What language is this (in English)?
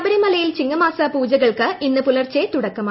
Malayalam